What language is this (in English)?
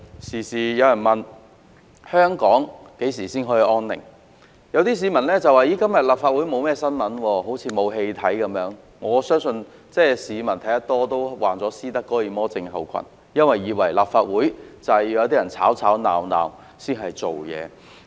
Cantonese